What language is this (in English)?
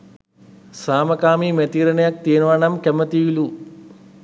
Sinhala